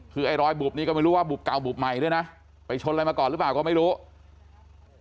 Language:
Thai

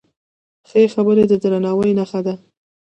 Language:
Pashto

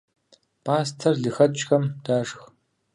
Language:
Kabardian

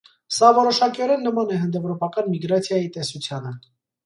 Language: Armenian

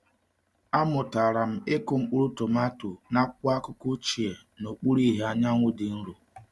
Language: Igbo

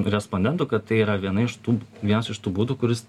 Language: Lithuanian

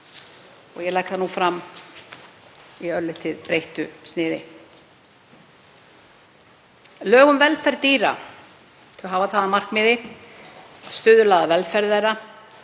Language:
Icelandic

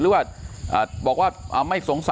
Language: Thai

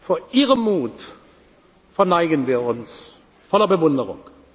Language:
German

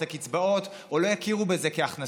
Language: Hebrew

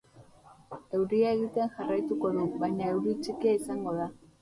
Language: Basque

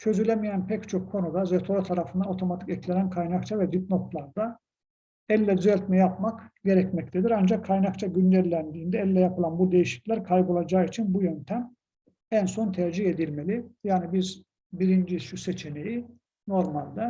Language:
Turkish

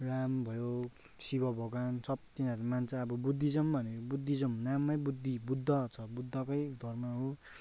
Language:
Nepali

